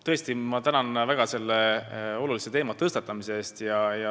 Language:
Estonian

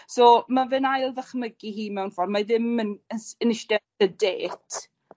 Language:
Welsh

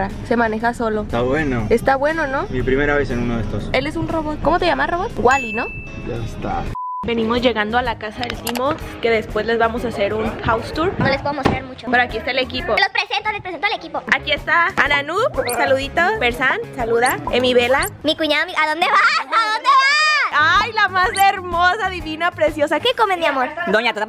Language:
Spanish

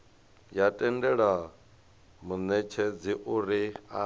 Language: Venda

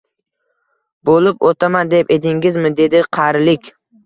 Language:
Uzbek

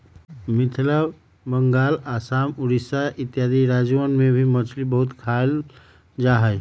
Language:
Magahi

